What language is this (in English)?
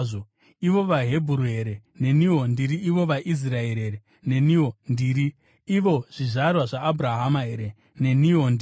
Shona